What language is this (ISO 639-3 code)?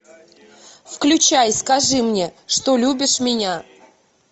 rus